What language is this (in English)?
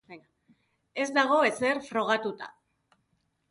Basque